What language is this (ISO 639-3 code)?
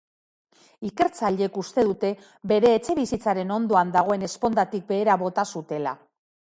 eus